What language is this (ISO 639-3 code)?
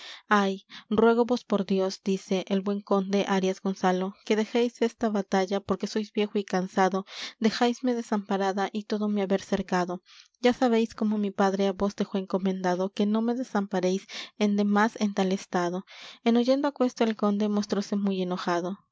spa